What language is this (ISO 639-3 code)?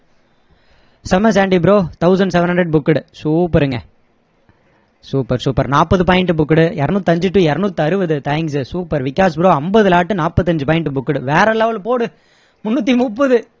tam